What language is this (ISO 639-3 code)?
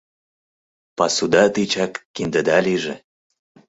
chm